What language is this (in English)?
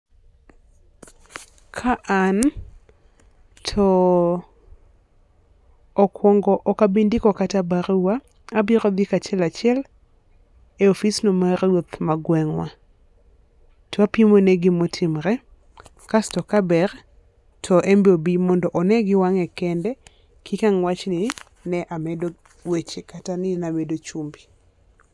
Luo (Kenya and Tanzania)